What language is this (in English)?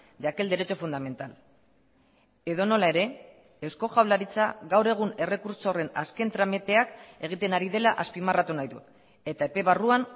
Basque